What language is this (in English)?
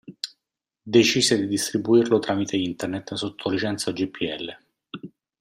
Italian